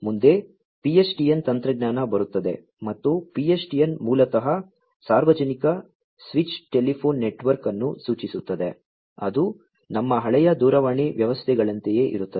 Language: Kannada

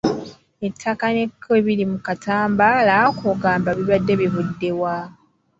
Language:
Ganda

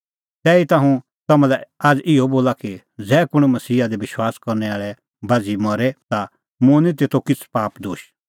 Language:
Kullu Pahari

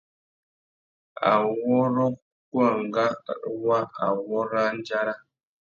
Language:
Tuki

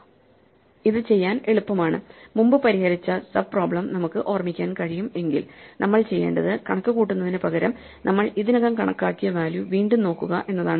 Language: Malayalam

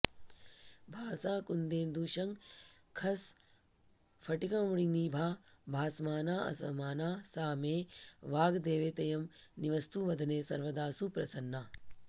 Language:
Sanskrit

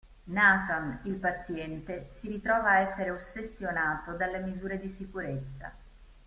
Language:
Italian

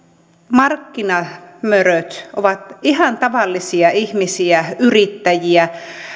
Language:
Finnish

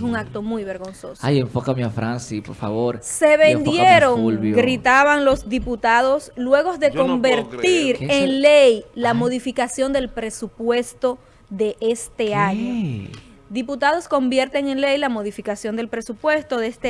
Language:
Spanish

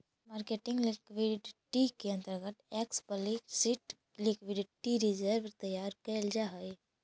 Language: Magahi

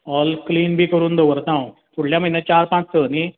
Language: Konkani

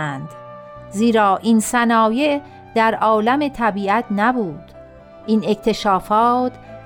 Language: Persian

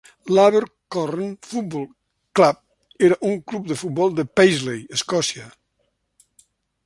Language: Catalan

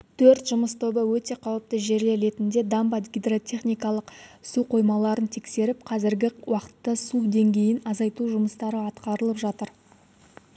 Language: Kazakh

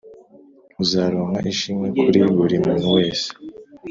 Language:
Kinyarwanda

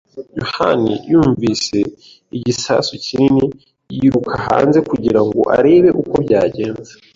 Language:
Kinyarwanda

